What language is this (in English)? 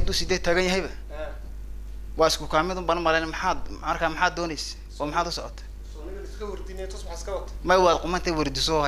Arabic